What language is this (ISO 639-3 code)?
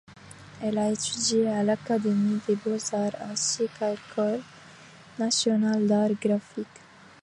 fra